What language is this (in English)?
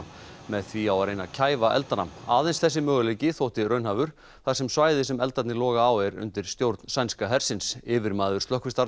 Icelandic